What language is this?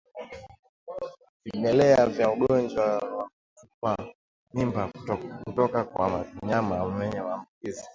Swahili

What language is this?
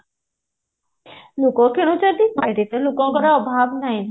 Odia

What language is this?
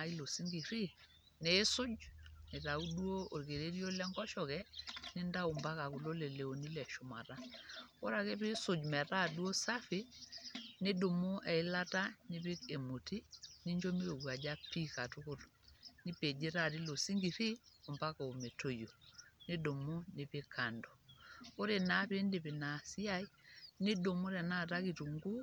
Masai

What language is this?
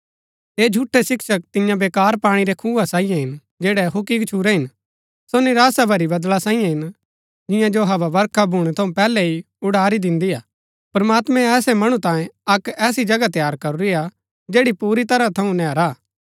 Gaddi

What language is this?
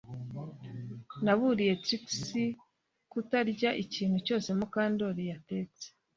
Kinyarwanda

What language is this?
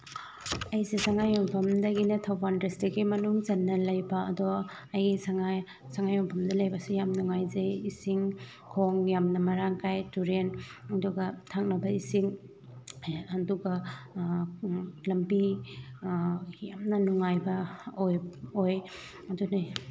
Manipuri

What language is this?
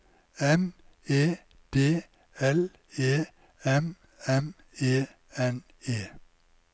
Norwegian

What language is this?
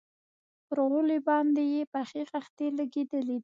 Pashto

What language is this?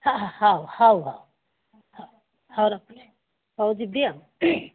Odia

